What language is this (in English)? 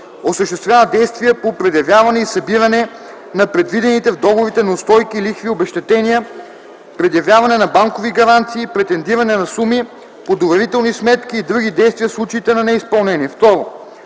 Bulgarian